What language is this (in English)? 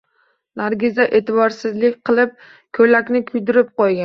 Uzbek